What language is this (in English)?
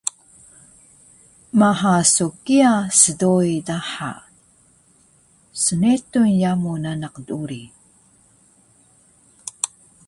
Taroko